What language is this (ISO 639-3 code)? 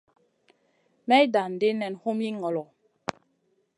mcn